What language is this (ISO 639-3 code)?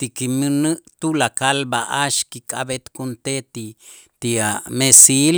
itz